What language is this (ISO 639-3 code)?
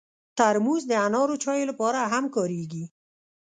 pus